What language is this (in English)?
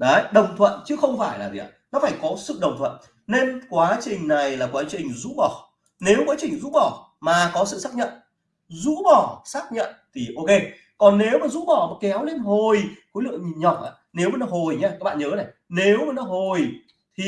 Vietnamese